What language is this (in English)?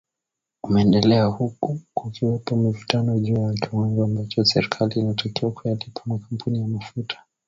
Swahili